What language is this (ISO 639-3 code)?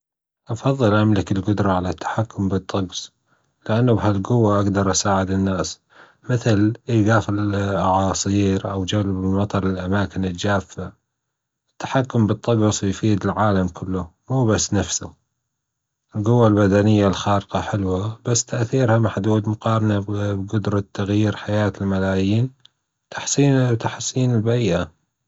afb